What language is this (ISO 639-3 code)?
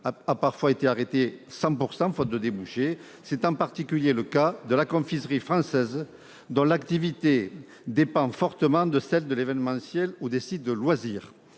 fra